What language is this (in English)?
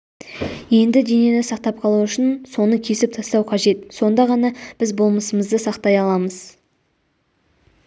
Kazakh